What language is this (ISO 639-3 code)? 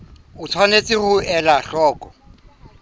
sot